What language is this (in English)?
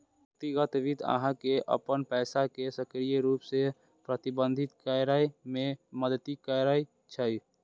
Maithili